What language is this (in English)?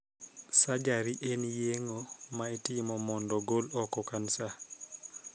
Luo (Kenya and Tanzania)